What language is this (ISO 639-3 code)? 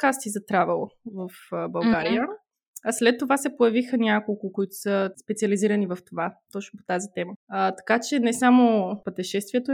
bul